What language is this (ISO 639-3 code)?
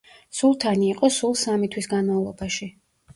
kat